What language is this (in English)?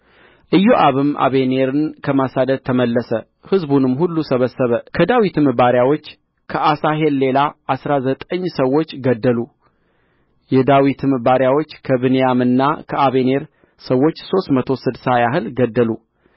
Amharic